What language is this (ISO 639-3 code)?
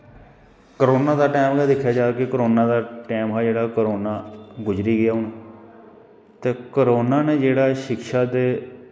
doi